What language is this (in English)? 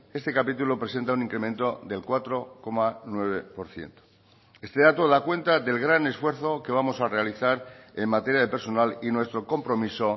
Spanish